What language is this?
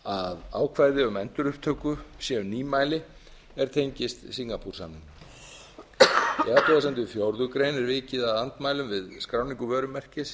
Icelandic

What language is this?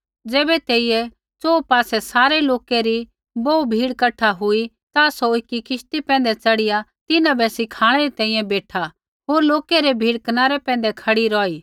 Kullu Pahari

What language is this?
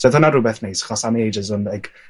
Welsh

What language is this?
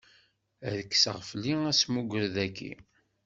Kabyle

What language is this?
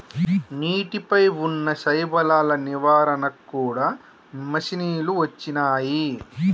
Telugu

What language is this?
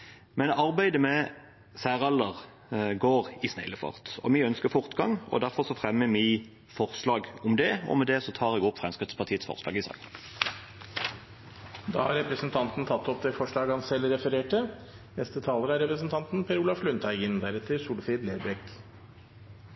Norwegian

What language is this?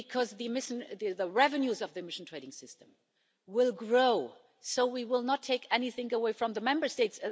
English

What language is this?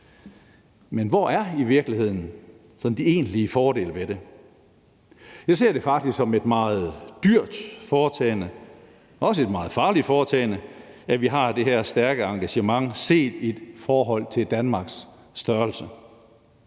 Danish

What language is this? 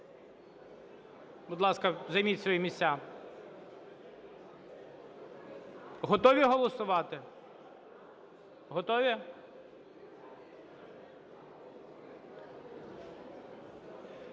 Ukrainian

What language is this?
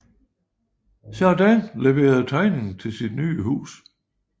Danish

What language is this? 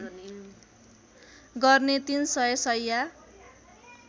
Nepali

